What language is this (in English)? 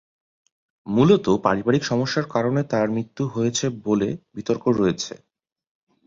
Bangla